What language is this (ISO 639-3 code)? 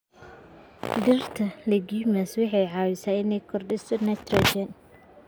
som